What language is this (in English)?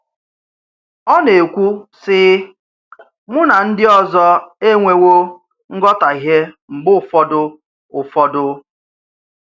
Igbo